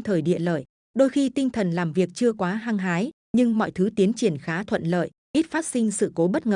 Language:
Vietnamese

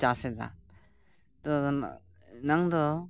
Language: Santali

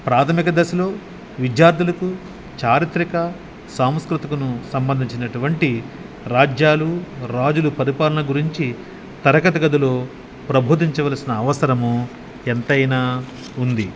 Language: Telugu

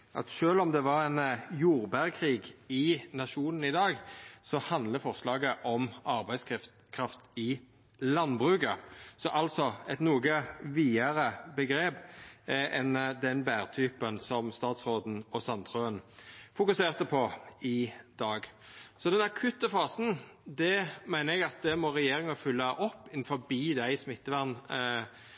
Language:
Norwegian Nynorsk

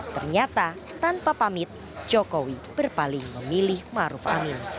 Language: Indonesian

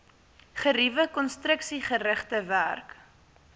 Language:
Afrikaans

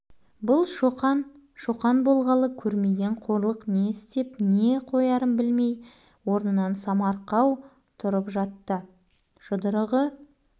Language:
Kazakh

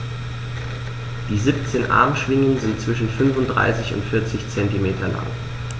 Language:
German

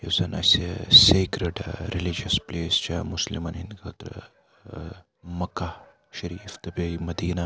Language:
Kashmiri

